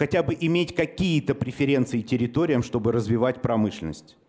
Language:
Russian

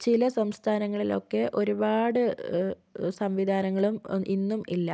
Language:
Malayalam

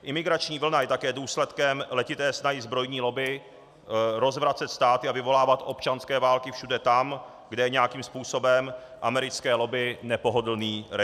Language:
Czech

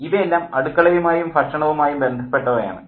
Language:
Malayalam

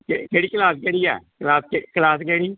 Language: Punjabi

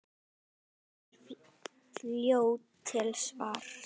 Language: Icelandic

